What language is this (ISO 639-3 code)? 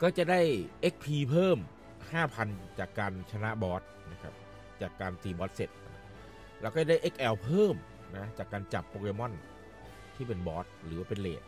tha